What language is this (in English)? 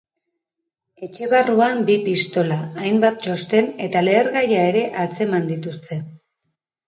Basque